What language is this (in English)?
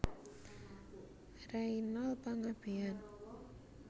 Javanese